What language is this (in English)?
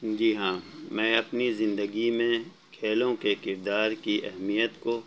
Urdu